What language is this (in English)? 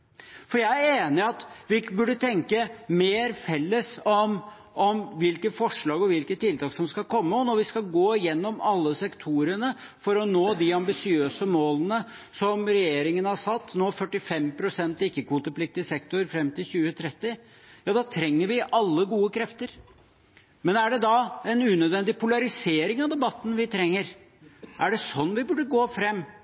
Norwegian Bokmål